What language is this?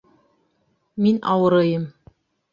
Bashkir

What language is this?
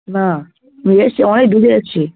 Bangla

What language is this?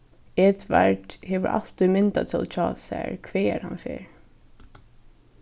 Faroese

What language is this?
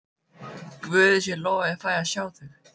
Icelandic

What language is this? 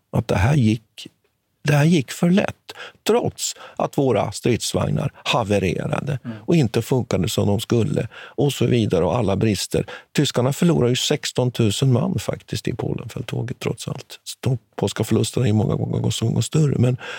Swedish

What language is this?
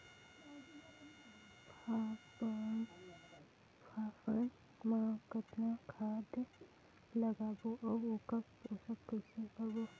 Chhattisgarhi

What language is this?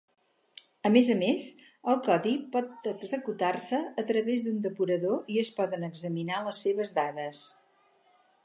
Catalan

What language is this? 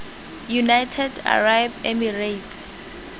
Tswana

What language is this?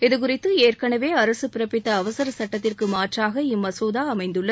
Tamil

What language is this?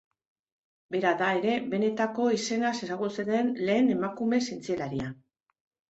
Basque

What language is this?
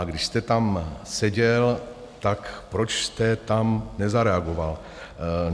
Czech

